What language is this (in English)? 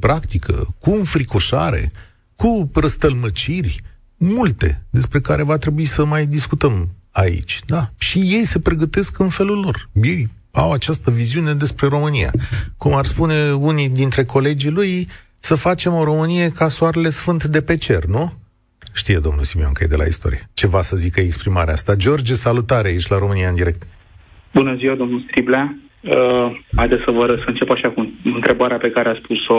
Romanian